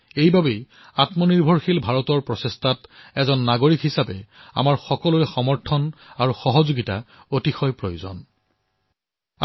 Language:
Assamese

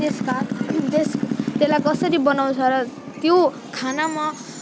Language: Nepali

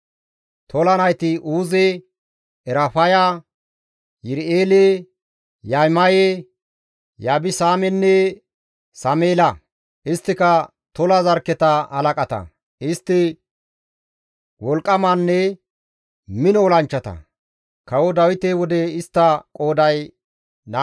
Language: Gamo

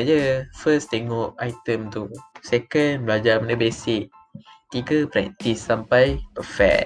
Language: Malay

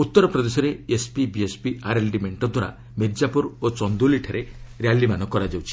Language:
Odia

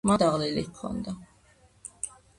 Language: Georgian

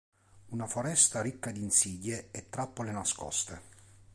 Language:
Italian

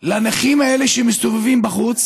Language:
Hebrew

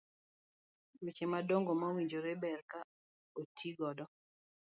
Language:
Luo (Kenya and Tanzania)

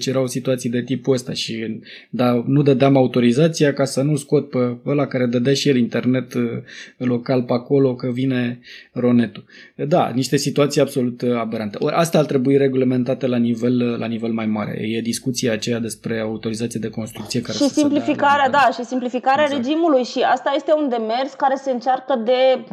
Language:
Romanian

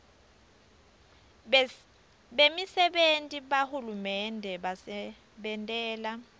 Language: Swati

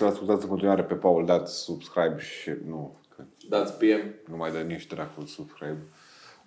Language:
Romanian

